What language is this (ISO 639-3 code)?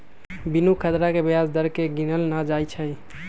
mag